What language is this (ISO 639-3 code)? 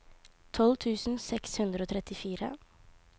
nor